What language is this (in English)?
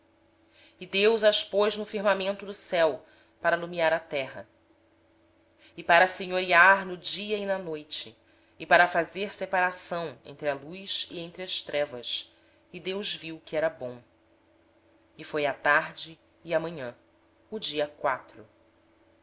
Portuguese